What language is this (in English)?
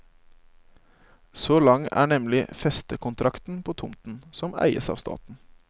Norwegian